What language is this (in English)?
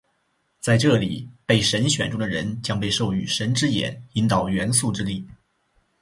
Chinese